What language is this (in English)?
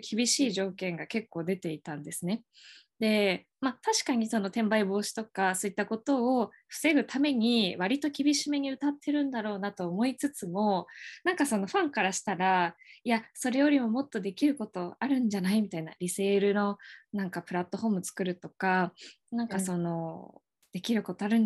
Japanese